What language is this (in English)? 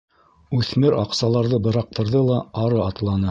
Bashkir